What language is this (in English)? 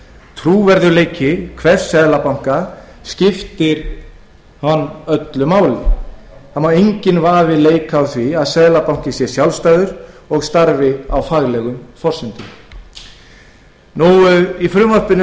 Icelandic